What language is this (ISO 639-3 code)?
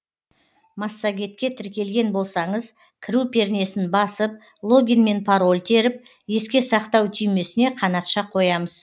kaz